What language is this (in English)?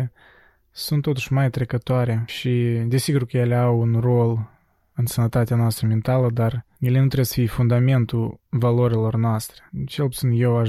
Romanian